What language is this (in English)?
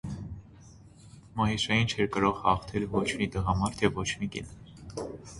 Armenian